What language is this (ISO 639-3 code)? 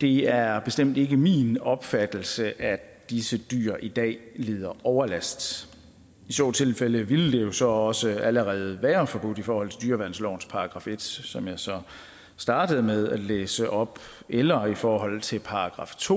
dan